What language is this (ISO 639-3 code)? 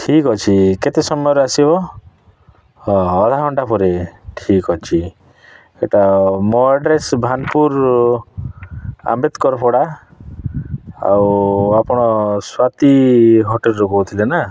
ori